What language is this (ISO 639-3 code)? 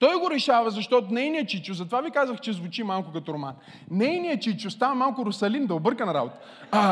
bul